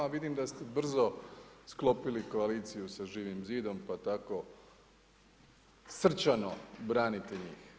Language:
Croatian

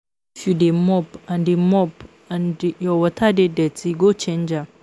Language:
Nigerian Pidgin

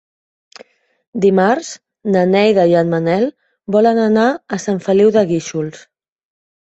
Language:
Catalan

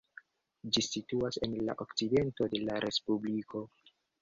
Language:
Esperanto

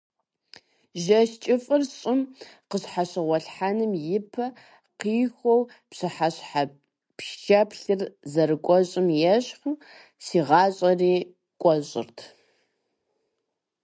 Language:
Kabardian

